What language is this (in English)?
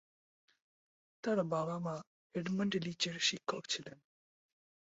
Bangla